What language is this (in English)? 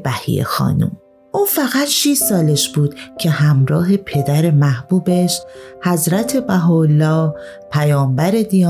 Persian